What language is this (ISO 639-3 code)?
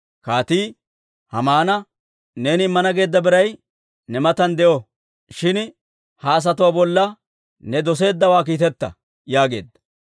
dwr